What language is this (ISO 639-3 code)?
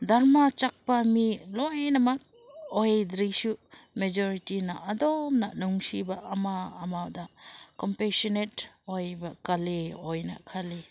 mni